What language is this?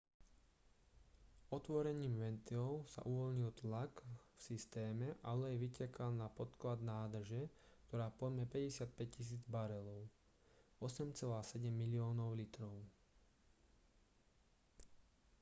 Slovak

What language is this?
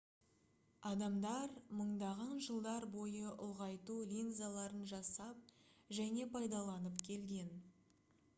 Kazakh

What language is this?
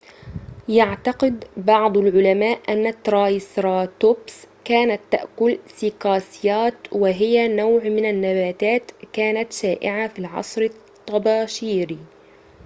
Arabic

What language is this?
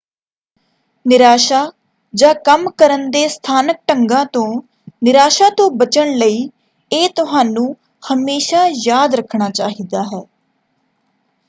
Punjabi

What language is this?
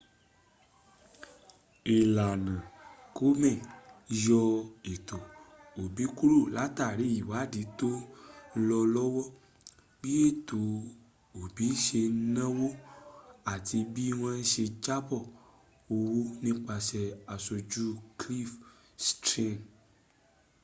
Yoruba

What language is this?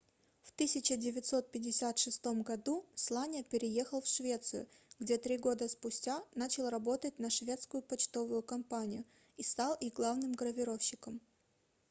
Russian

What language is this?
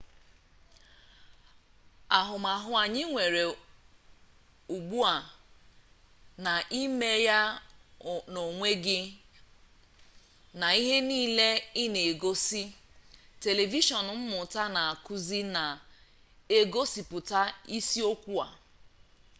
Igbo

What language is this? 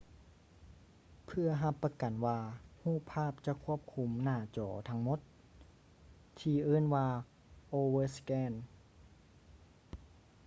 Lao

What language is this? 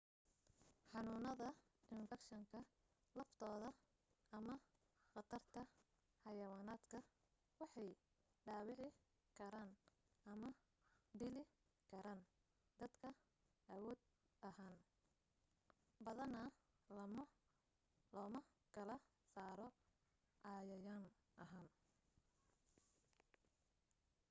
Somali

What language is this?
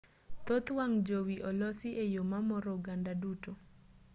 Luo (Kenya and Tanzania)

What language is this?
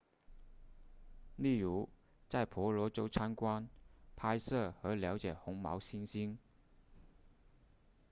Chinese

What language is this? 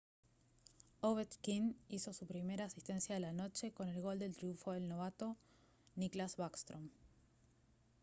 Spanish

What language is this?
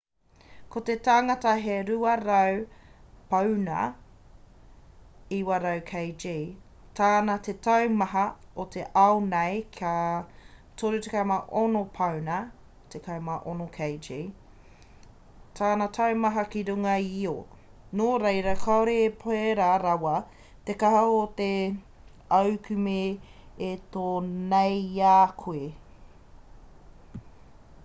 Māori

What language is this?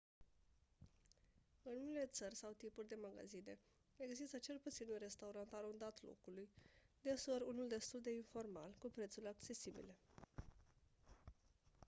Romanian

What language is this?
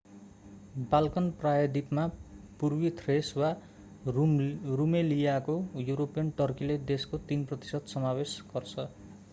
Nepali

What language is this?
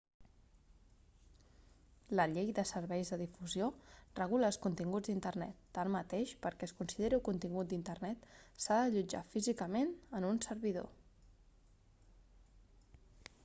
Catalan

